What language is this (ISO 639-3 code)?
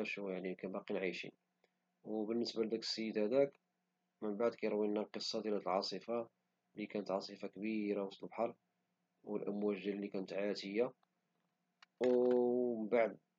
ary